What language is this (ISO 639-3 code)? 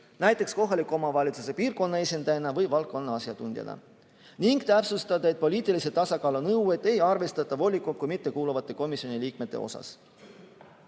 est